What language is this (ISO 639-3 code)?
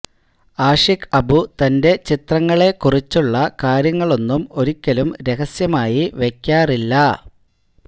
mal